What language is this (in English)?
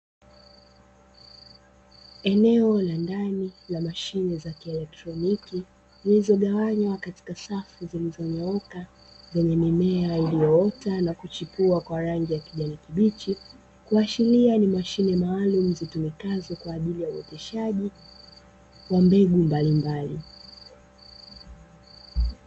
Swahili